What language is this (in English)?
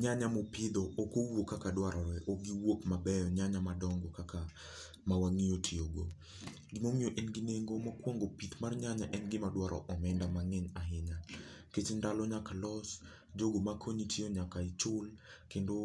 Luo (Kenya and Tanzania)